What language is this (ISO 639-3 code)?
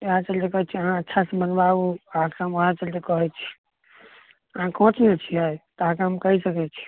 mai